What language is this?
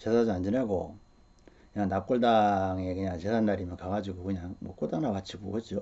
Korean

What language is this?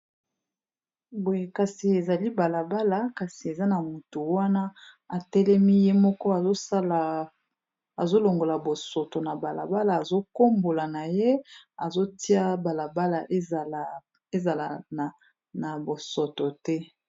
Lingala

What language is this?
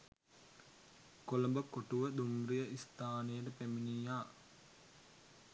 Sinhala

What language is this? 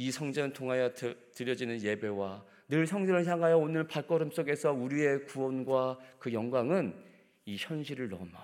Korean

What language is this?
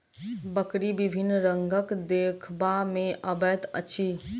Maithili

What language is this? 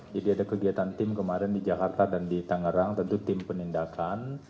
Indonesian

